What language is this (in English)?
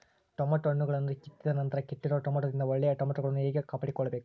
Kannada